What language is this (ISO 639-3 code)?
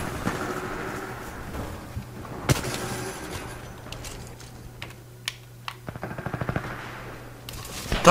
ron